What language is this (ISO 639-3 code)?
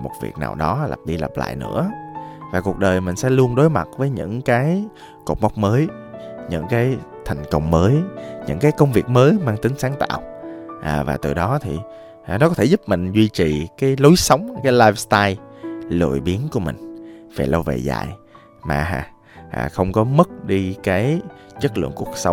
vie